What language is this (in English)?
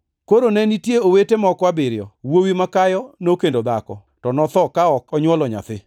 Luo (Kenya and Tanzania)